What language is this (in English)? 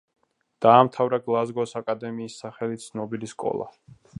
Georgian